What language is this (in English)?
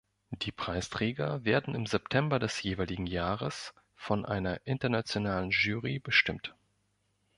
German